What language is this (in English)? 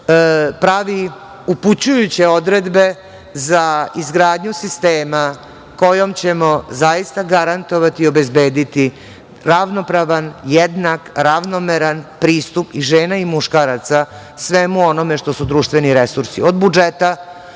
Serbian